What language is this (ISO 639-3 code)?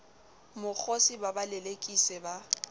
sot